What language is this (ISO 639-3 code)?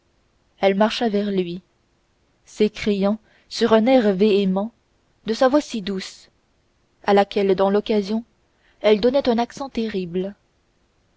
fra